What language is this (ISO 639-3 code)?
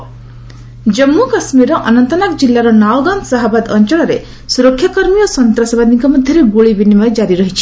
ori